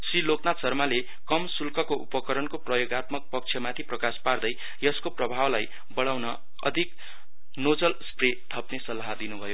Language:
Nepali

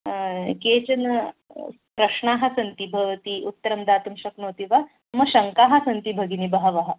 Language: Sanskrit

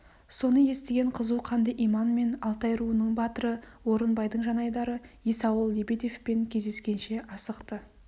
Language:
Kazakh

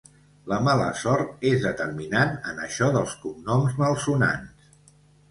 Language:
Catalan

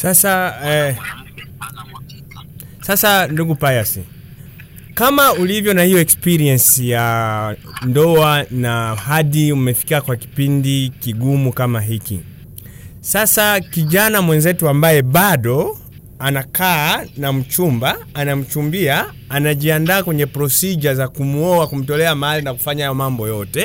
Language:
Swahili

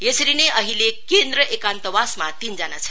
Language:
Nepali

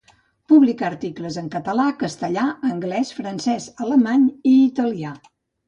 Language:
Catalan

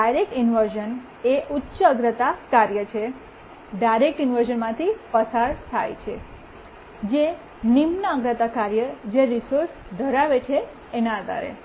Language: Gujarati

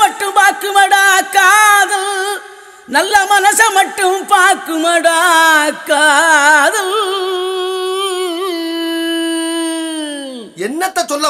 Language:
Arabic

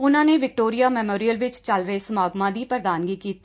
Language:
Punjabi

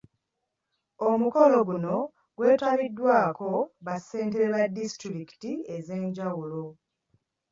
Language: Ganda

